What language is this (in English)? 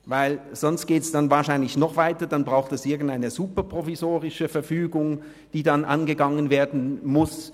Swiss German